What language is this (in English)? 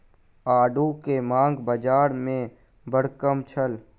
Maithili